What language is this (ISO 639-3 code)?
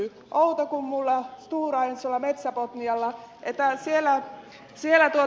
fin